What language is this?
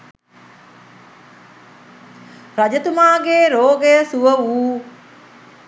Sinhala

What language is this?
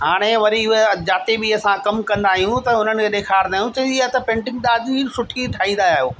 Sindhi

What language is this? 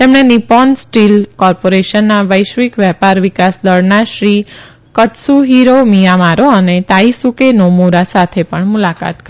Gujarati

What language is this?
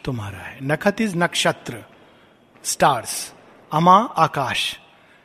Hindi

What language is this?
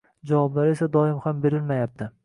Uzbek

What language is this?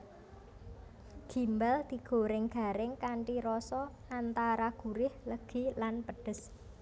Javanese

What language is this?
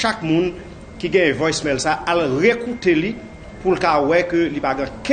French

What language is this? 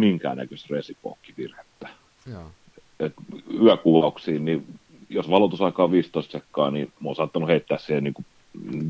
Finnish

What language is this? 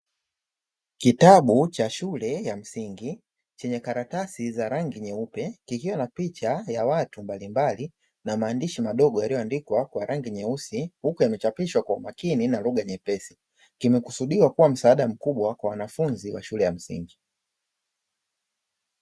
Swahili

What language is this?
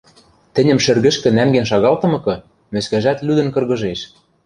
Western Mari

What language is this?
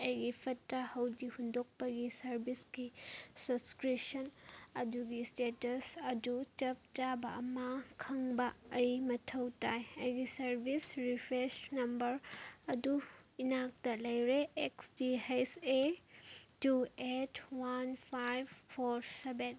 Manipuri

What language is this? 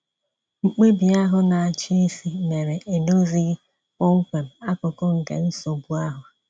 Igbo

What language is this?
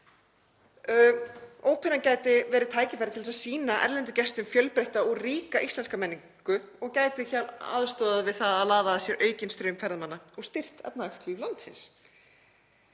Icelandic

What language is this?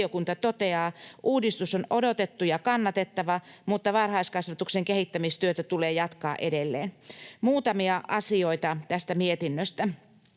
Finnish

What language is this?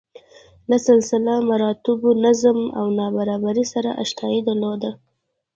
Pashto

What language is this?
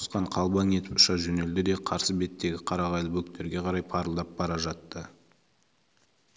Kazakh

